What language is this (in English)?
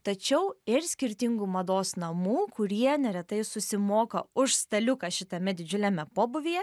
Lithuanian